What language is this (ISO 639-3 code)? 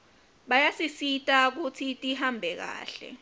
ssw